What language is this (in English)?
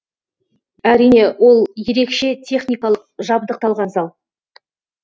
Kazakh